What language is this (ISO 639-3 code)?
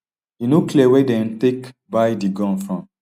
pcm